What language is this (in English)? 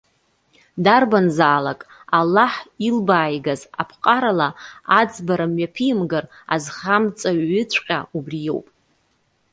Abkhazian